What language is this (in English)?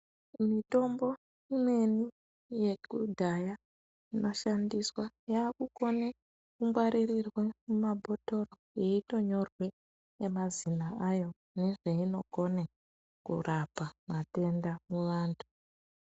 Ndau